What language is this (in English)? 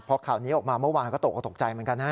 Thai